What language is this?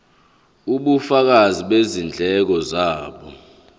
Zulu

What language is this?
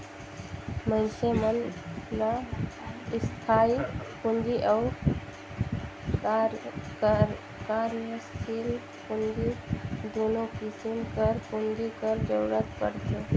Chhattisgarhi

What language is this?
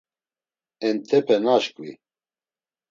Laz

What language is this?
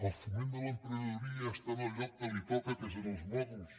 Catalan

